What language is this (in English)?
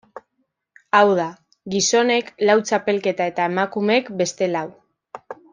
Basque